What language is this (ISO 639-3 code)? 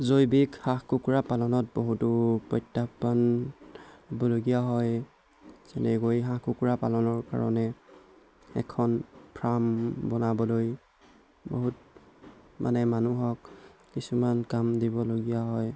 asm